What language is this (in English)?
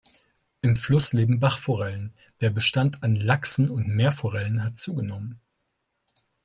German